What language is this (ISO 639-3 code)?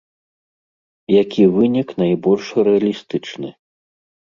bel